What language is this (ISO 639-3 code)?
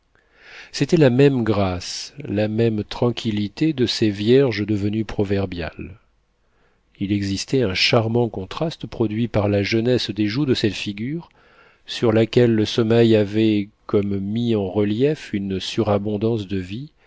fra